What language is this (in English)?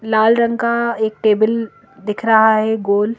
Hindi